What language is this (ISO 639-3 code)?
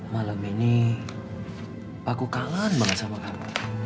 ind